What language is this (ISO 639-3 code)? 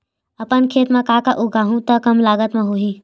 hne